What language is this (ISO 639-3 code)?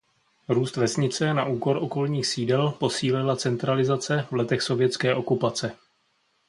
ces